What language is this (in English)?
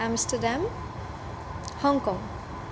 Gujarati